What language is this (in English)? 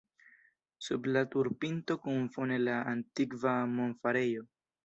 Esperanto